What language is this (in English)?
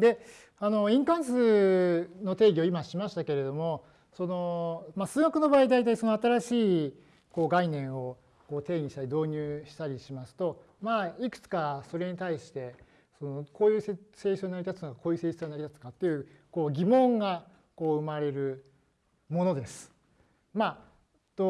Japanese